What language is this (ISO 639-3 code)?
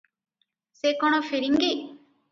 ori